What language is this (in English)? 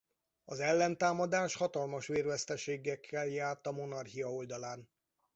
Hungarian